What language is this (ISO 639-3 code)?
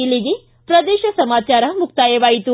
kan